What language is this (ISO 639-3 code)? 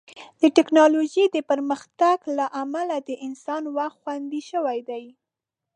pus